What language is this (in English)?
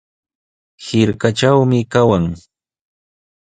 Sihuas Ancash Quechua